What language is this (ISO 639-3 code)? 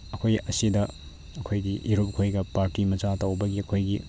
mni